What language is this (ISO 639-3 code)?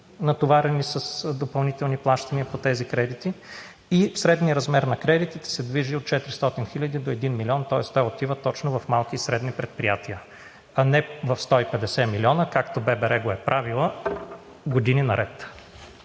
bul